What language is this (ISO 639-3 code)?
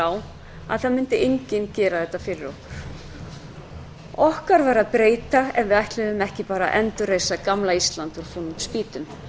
isl